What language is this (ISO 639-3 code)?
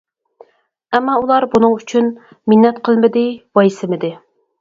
uig